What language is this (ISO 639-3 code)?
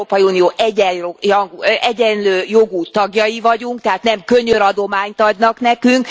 hun